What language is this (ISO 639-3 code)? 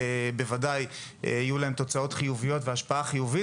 heb